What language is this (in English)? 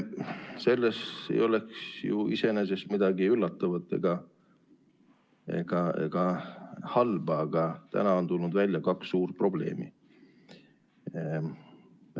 Estonian